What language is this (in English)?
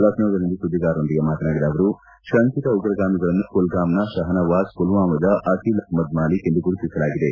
Kannada